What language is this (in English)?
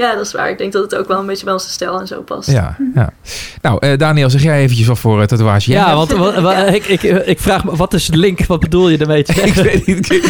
Dutch